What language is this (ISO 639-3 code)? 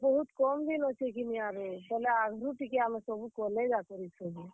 ori